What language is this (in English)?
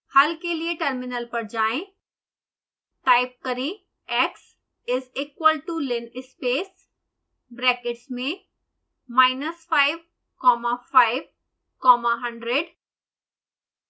Hindi